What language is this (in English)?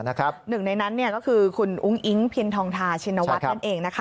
Thai